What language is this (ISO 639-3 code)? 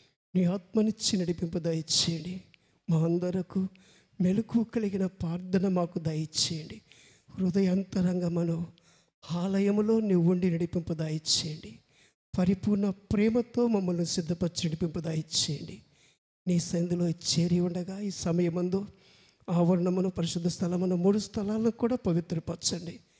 tel